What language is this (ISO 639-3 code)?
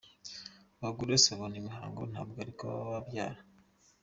kin